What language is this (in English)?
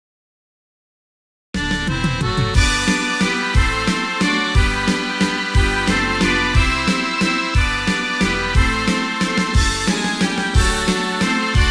Slovak